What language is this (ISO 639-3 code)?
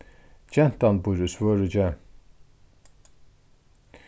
fao